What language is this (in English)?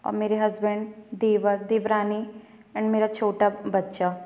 Hindi